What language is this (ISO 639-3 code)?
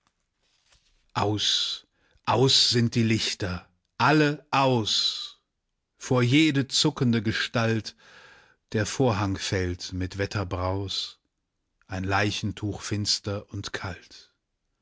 deu